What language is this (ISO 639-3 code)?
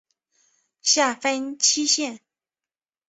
zho